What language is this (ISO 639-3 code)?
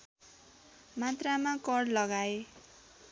nep